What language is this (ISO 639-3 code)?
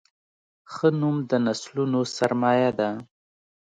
pus